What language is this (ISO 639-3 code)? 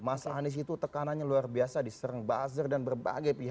ind